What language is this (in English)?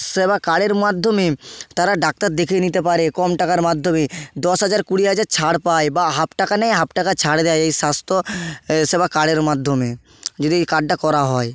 Bangla